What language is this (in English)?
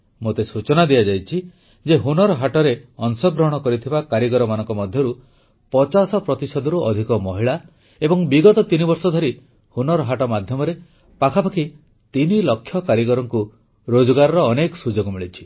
Odia